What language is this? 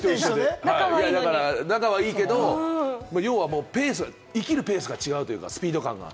Japanese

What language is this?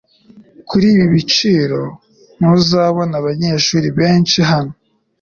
Kinyarwanda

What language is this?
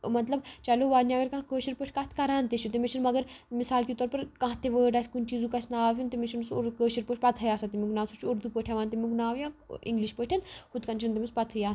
Kashmiri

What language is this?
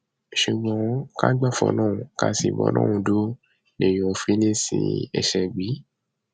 Yoruba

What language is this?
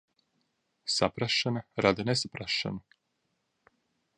Latvian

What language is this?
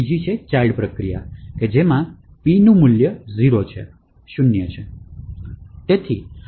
Gujarati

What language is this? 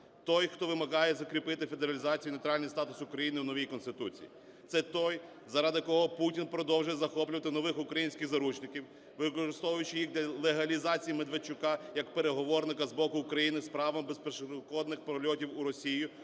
Ukrainian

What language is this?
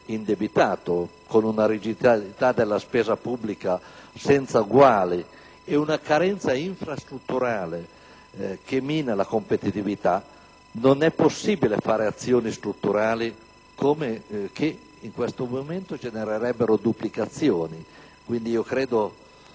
Italian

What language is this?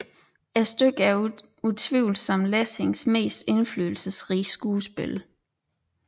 Danish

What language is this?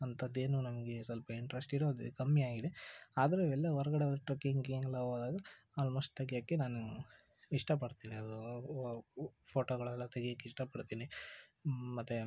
Kannada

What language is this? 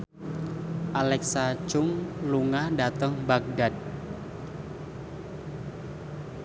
Javanese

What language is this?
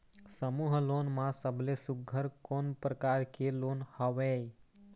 Chhattisgarhi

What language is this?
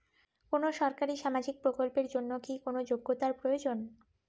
Bangla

